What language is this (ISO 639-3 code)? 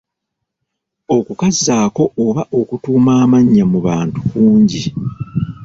lug